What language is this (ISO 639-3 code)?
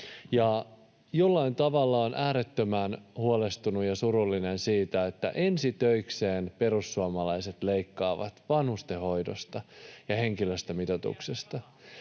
fin